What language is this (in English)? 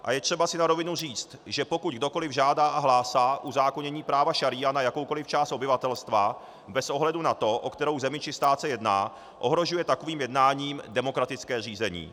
Czech